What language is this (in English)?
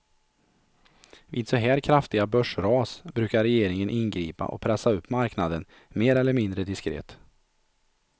Swedish